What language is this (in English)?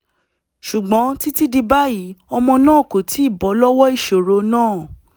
Yoruba